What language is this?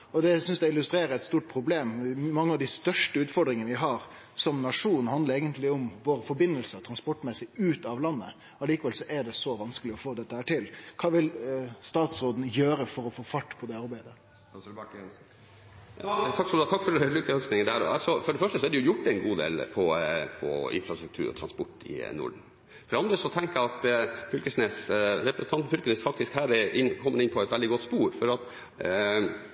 Norwegian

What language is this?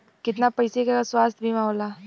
Bhojpuri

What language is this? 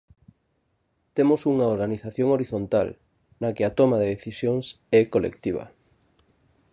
Galician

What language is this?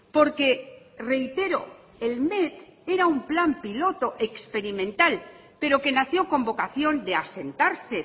Spanish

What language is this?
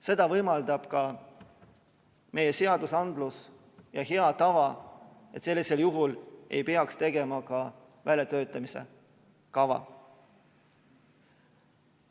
Estonian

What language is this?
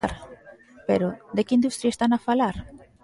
Galician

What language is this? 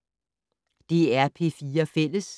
Danish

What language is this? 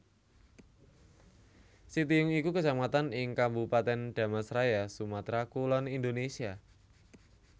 Javanese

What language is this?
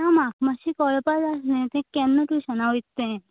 Konkani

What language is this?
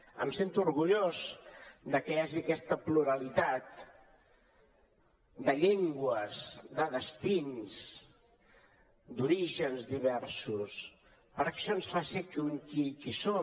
Catalan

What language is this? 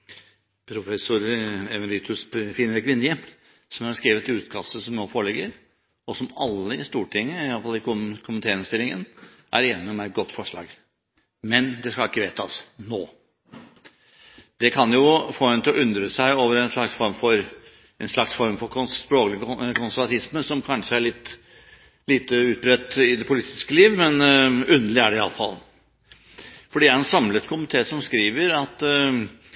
Norwegian Bokmål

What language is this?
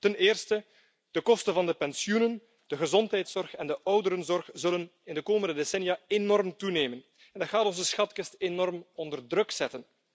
Dutch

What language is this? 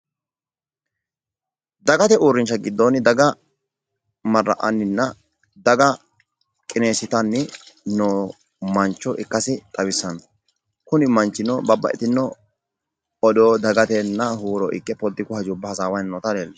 Sidamo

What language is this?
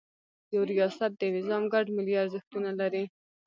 Pashto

